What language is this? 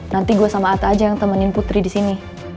Indonesian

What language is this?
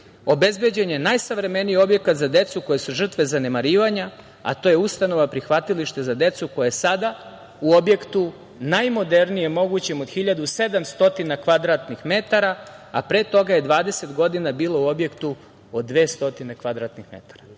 Serbian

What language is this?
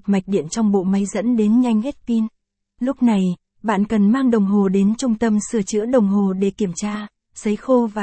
Vietnamese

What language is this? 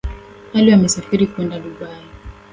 Swahili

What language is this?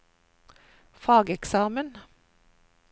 Norwegian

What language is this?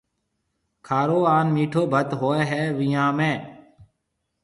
Marwari (Pakistan)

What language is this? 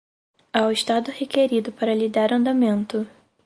Portuguese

